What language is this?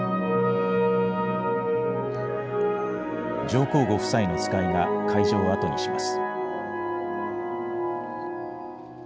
Japanese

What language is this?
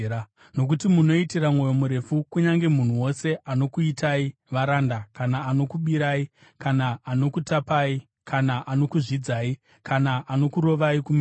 Shona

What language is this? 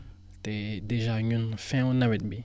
Wolof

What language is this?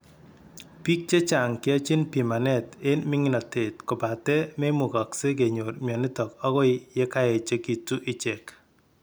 Kalenjin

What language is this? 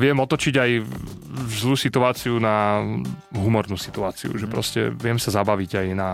Slovak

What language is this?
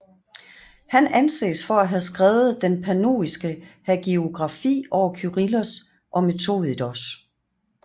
Danish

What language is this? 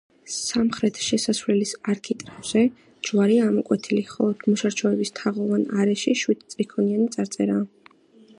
Georgian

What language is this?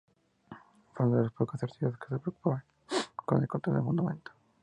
Spanish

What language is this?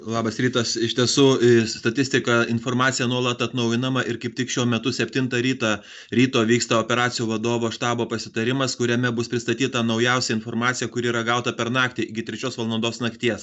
Lithuanian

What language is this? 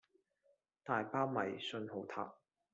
Cantonese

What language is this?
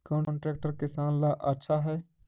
Magahi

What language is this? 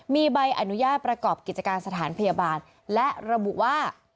Thai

